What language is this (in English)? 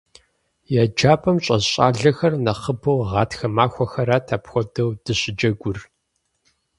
Kabardian